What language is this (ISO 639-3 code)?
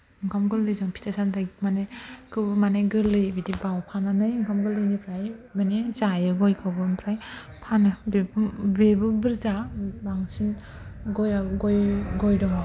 brx